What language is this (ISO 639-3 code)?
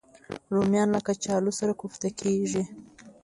pus